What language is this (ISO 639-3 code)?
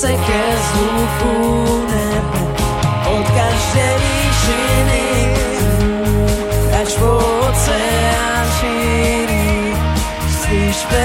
ces